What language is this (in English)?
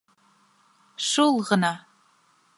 Bashkir